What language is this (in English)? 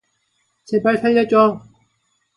Korean